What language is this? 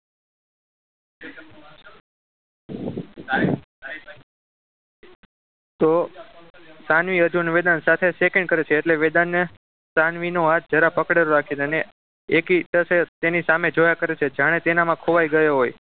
Gujarati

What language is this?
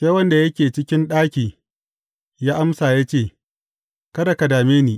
Hausa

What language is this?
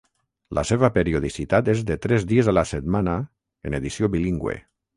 Catalan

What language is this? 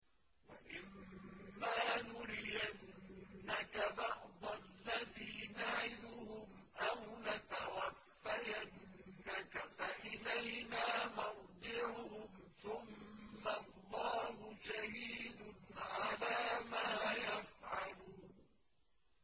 Arabic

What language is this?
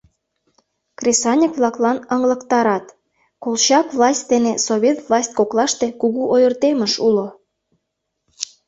Mari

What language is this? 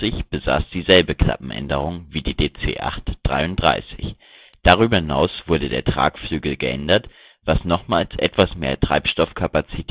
German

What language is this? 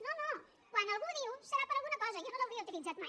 Catalan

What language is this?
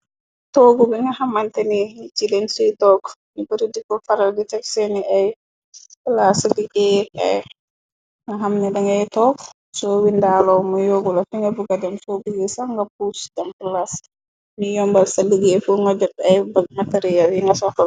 Wolof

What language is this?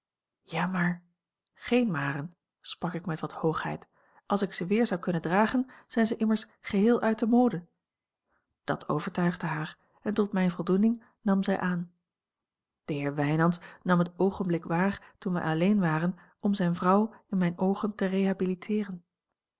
Dutch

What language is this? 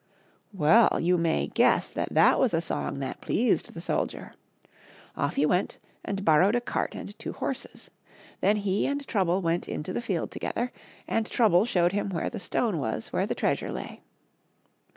English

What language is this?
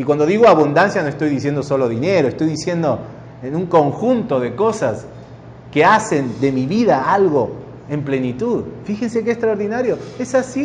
Spanish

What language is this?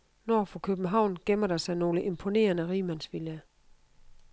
Danish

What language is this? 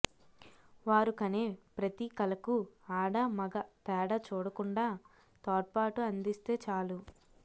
Telugu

